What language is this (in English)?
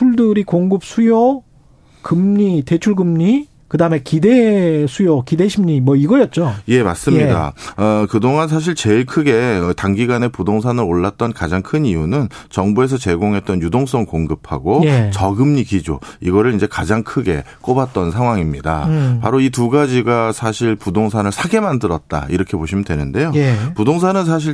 Korean